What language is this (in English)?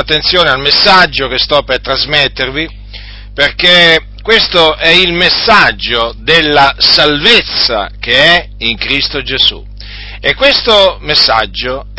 Italian